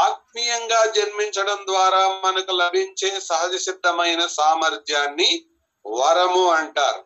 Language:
Telugu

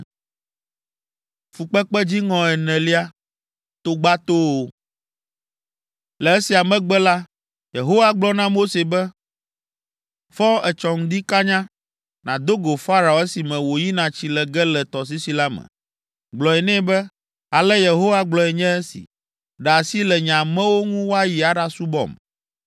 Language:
Ewe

